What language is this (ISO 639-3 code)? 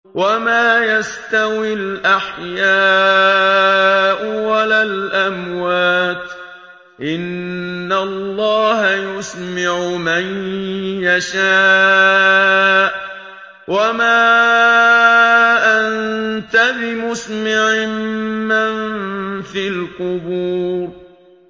ara